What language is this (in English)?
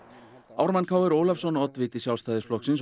Icelandic